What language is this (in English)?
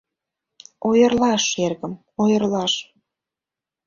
Mari